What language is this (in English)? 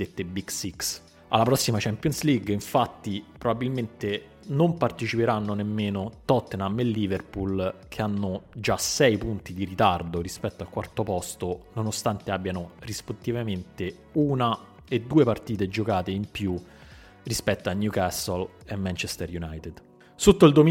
Italian